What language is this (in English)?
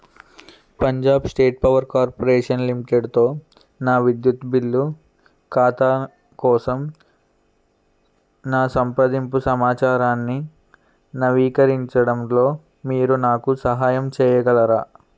Telugu